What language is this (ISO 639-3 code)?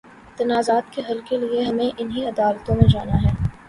urd